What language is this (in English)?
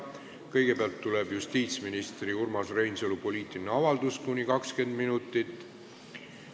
Estonian